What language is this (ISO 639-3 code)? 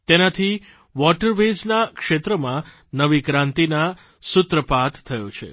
guj